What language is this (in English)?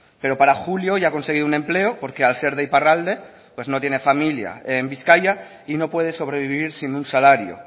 Spanish